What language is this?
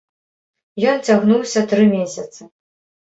Belarusian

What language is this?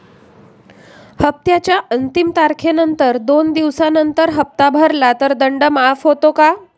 Marathi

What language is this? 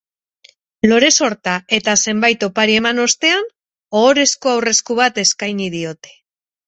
Basque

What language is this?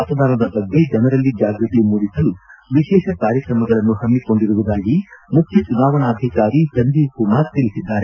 Kannada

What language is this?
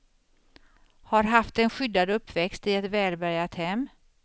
Swedish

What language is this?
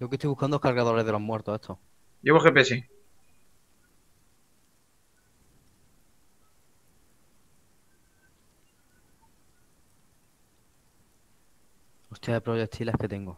Spanish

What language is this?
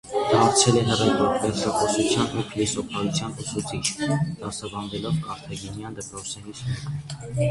Armenian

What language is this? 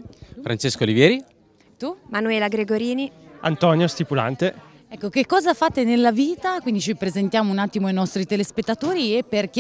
Italian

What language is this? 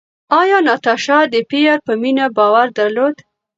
Pashto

